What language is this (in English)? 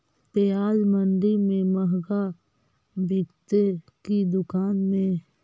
Magahi